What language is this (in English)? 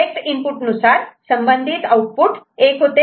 Marathi